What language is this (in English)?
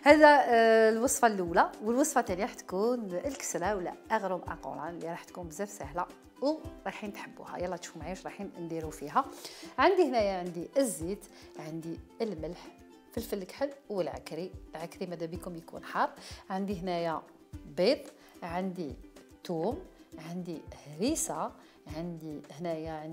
Arabic